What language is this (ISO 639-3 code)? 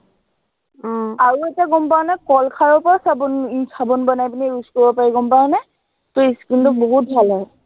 asm